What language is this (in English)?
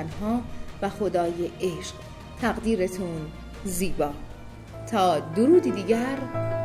Persian